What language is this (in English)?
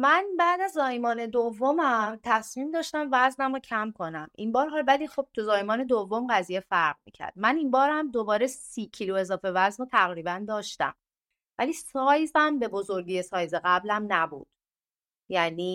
Persian